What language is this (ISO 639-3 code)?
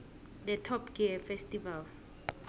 nbl